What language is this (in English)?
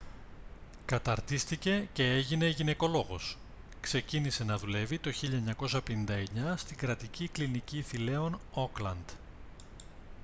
Greek